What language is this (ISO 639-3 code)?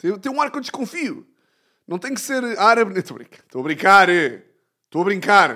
por